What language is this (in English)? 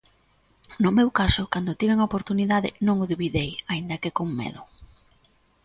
Galician